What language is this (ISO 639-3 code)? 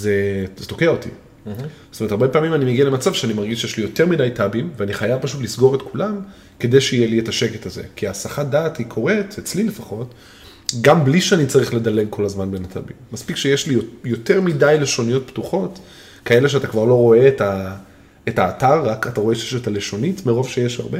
heb